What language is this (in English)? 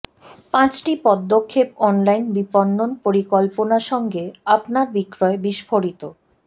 Bangla